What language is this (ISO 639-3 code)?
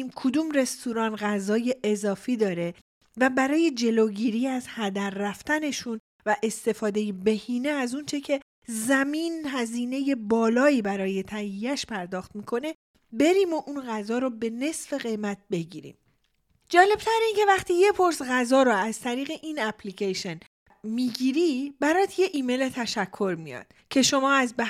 fas